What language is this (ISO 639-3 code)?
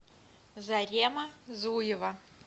rus